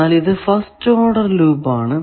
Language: Malayalam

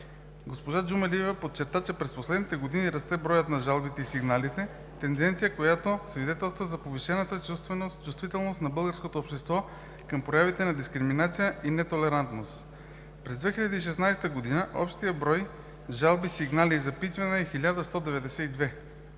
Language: Bulgarian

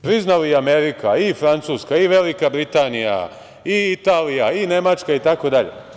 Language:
Serbian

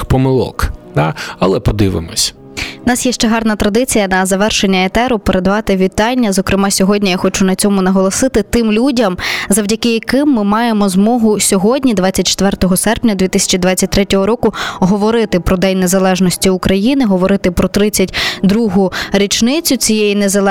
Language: Ukrainian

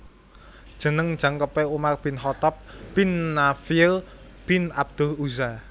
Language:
Javanese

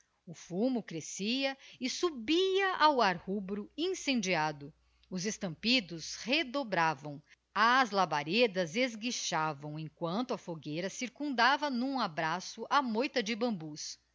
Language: Portuguese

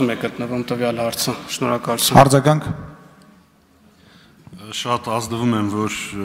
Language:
Turkish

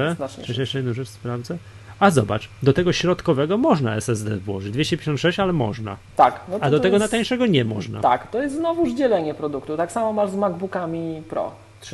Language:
Polish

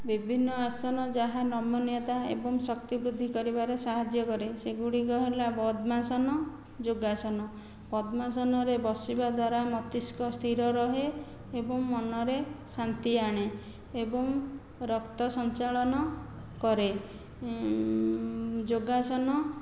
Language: Odia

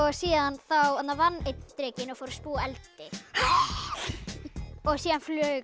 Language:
Icelandic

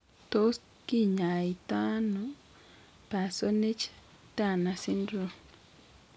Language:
Kalenjin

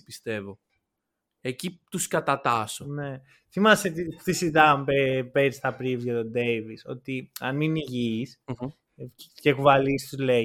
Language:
Greek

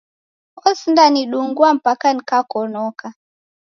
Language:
Taita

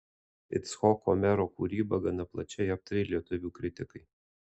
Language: Lithuanian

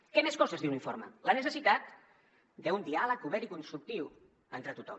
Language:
Catalan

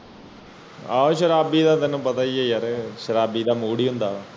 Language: Punjabi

